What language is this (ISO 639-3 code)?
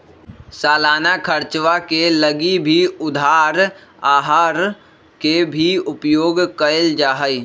mag